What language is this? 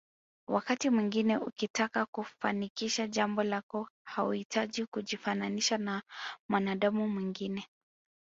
Swahili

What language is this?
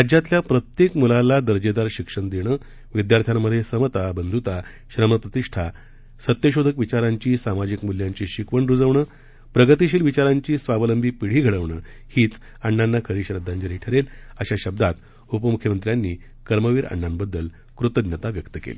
Marathi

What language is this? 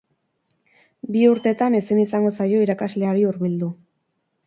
Basque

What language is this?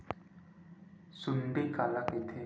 Chhattisgarhi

